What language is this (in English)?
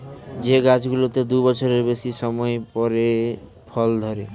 Bangla